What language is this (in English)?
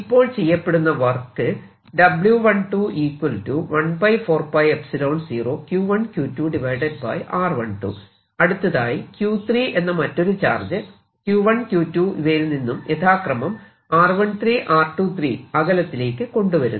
Malayalam